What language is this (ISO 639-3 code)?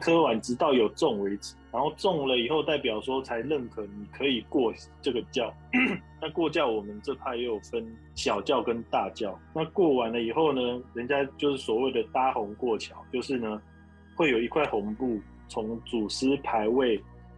zho